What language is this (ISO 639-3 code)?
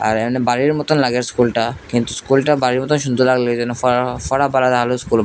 ben